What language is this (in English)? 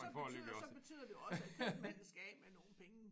Danish